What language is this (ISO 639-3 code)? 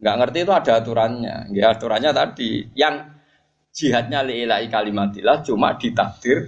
ind